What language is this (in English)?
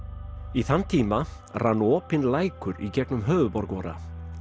Icelandic